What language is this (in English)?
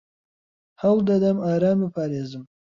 Central Kurdish